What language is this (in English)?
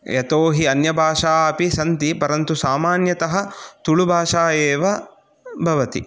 Sanskrit